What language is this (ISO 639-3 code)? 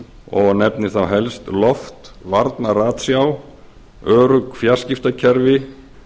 isl